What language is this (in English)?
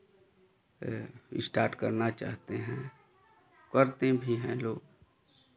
Hindi